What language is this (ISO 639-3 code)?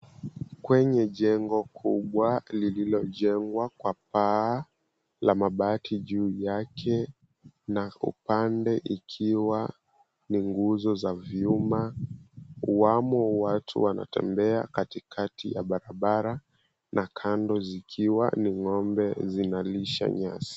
swa